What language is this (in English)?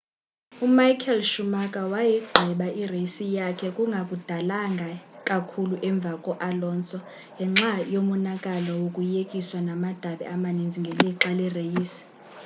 Xhosa